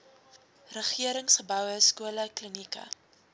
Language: Afrikaans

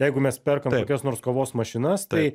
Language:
Lithuanian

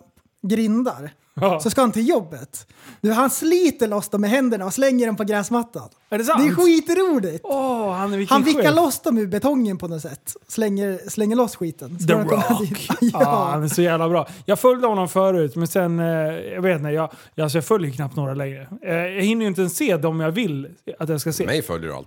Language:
Swedish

